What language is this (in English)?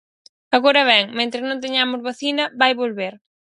Galician